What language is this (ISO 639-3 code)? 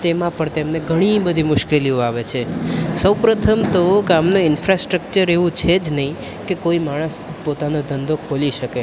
guj